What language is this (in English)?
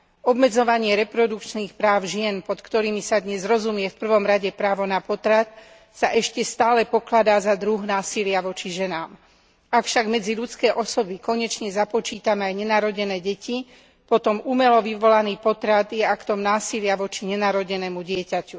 Slovak